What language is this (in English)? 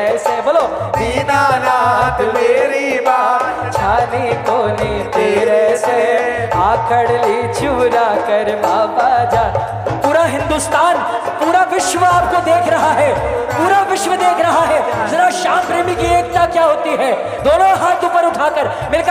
Hindi